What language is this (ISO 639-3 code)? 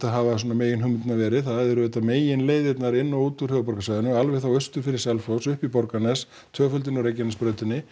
isl